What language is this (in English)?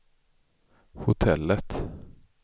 Swedish